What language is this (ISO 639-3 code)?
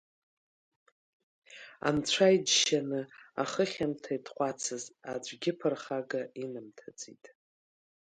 abk